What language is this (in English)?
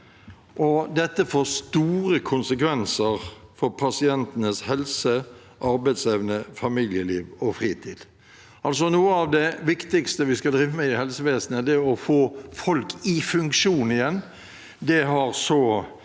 Norwegian